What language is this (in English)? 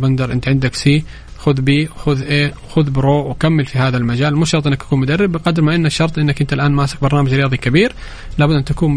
Arabic